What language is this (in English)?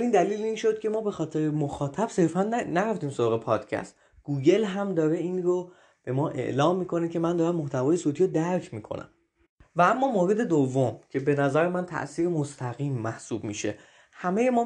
Persian